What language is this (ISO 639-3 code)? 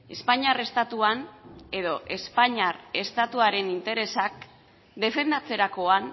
eus